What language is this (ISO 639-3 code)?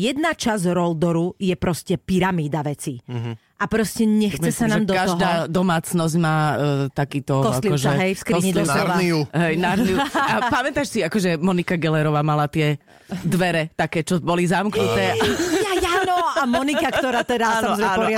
slk